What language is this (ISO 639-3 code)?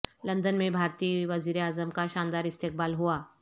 urd